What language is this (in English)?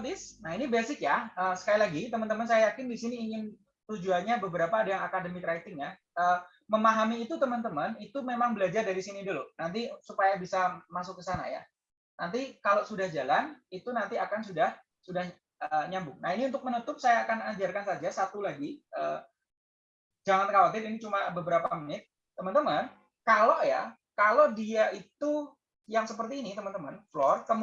Indonesian